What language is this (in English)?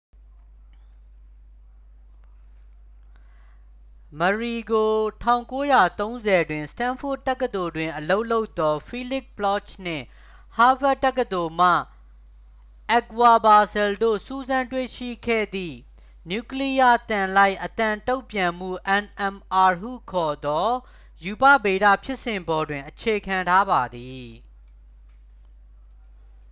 Burmese